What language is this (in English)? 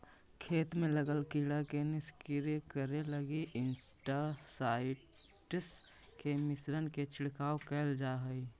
Magahi